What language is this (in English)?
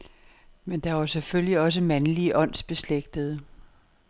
Danish